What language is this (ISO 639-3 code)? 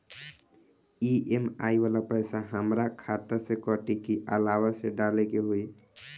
bho